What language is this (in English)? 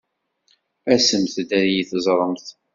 Kabyle